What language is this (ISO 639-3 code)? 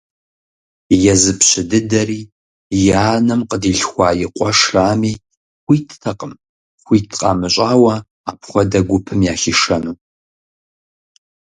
kbd